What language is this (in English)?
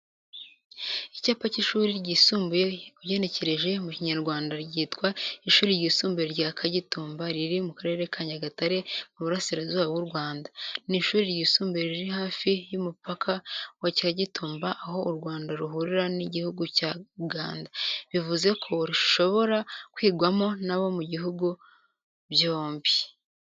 Kinyarwanda